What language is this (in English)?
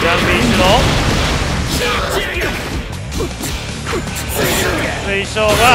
Japanese